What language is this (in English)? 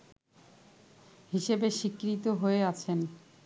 Bangla